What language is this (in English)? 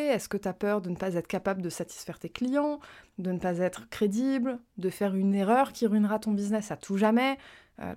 French